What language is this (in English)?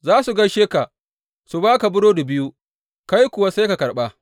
Hausa